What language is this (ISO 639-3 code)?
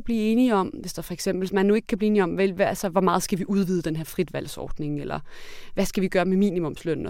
dan